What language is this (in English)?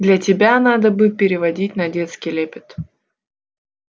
Russian